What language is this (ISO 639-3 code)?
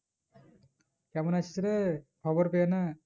ben